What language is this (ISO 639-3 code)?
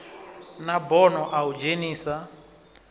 ven